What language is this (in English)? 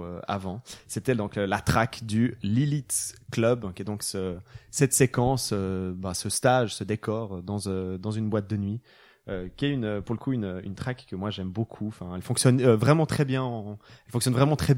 French